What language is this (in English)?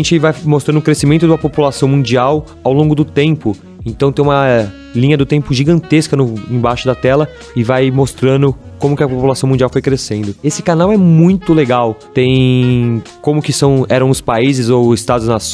Portuguese